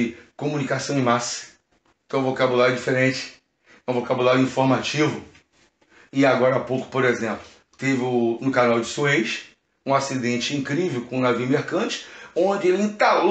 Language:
Portuguese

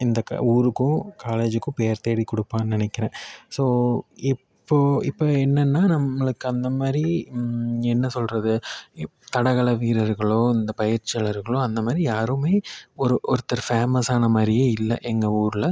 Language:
Tamil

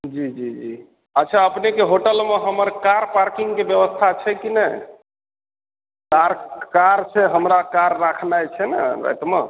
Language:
Maithili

